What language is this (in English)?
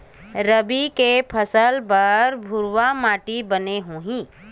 Chhattisgarhi